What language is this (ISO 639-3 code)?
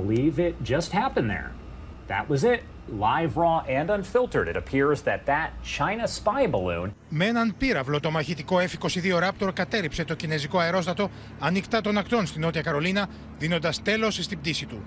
ell